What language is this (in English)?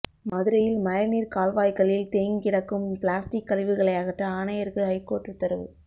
Tamil